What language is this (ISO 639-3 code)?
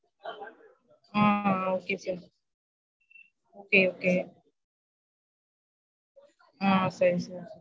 tam